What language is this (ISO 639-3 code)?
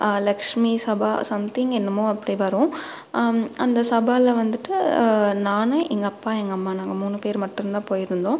tam